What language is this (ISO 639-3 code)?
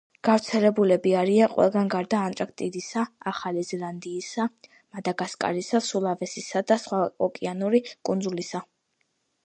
kat